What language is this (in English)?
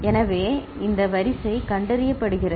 Tamil